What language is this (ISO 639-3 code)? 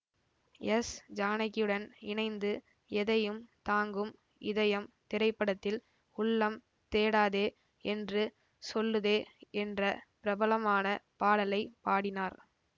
tam